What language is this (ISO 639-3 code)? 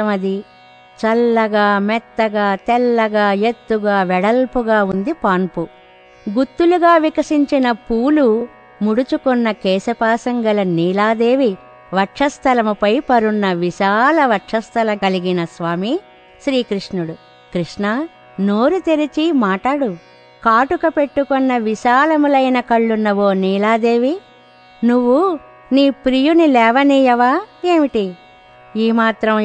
tel